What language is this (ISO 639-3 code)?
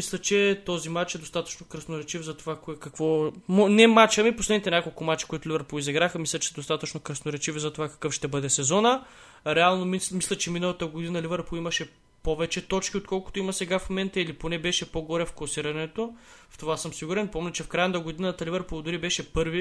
bul